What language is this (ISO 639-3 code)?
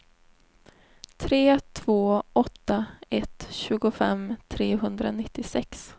swe